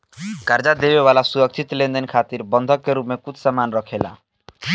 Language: Bhojpuri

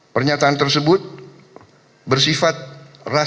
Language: Indonesian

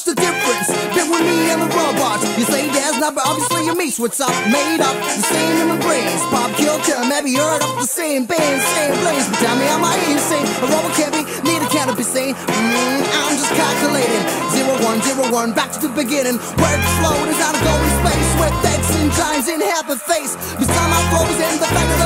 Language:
English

